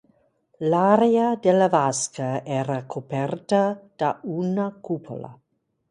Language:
Italian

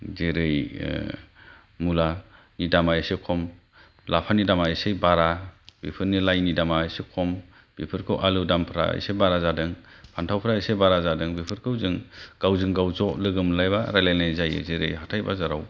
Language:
Bodo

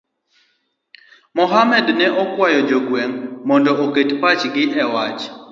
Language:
Luo (Kenya and Tanzania)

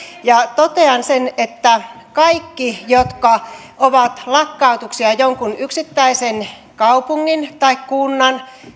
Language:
Finnish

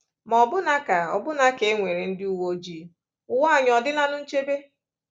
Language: Igbo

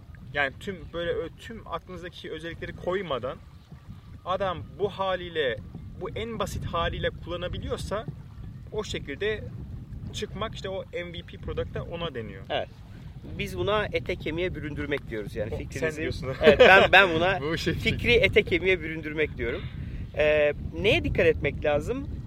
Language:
Turkish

